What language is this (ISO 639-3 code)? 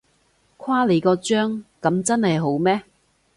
yue